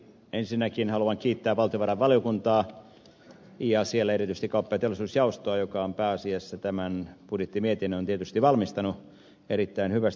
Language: Finnish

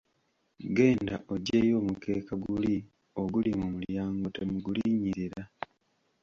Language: Ganda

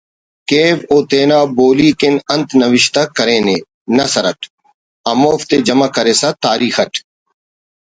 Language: Brahui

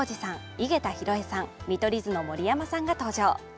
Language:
Japanese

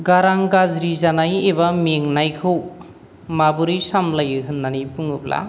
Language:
Bodo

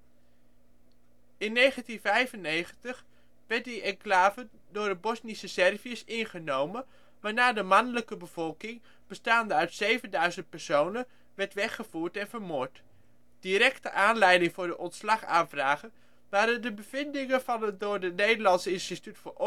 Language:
Dutch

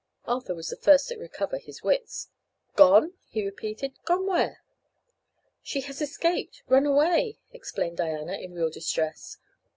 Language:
English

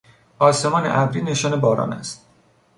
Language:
Persian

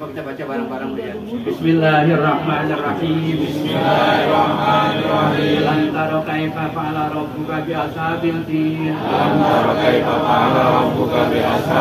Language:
Indonesian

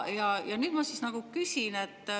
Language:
Estonian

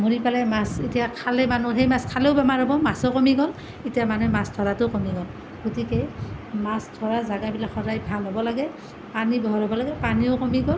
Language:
Assamese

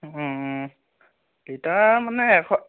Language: Assamese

